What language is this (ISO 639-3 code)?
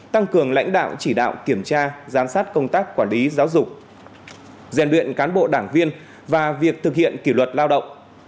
vie